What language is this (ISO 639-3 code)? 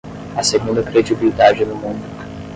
por